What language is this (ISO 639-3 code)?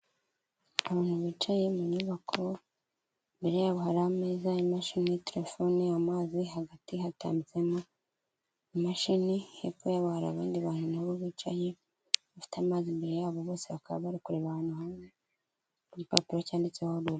kin